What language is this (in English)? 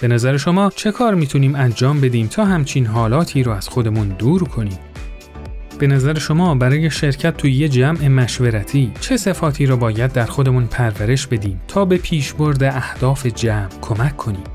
Persian